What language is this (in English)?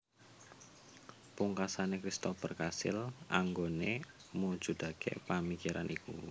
Javanese